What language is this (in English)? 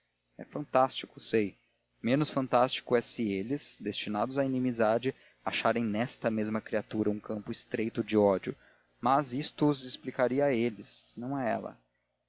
Portuguese